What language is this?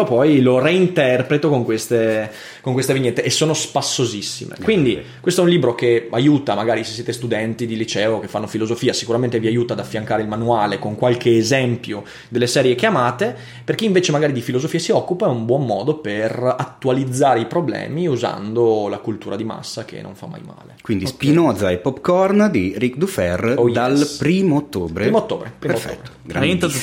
Italian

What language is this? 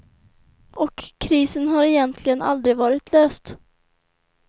Swedish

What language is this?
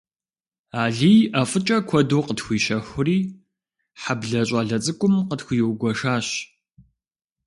Kabardian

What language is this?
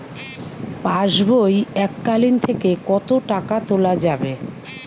Bangla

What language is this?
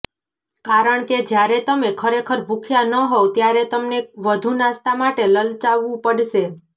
Gujarati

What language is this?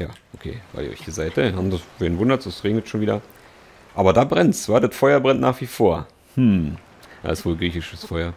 German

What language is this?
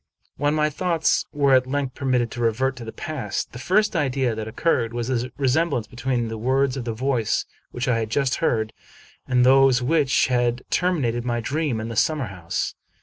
English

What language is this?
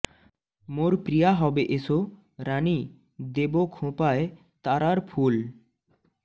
Bangla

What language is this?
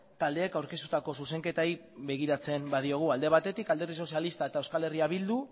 Basque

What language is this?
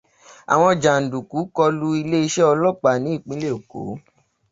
Yoruba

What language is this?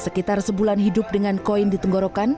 Indonesian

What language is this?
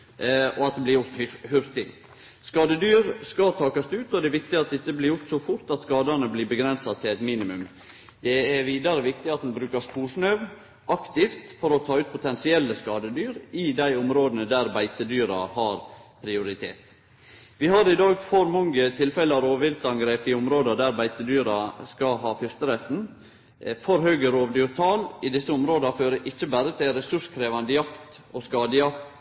Norwegian Nynorsk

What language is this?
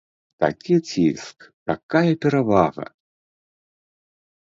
Belarusian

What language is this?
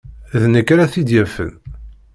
Kabyle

